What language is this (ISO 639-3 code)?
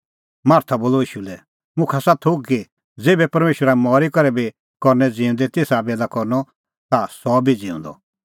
kfx